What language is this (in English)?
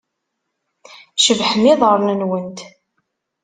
Kabyle